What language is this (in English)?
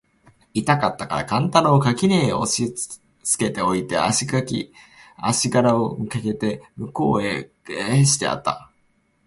Japanese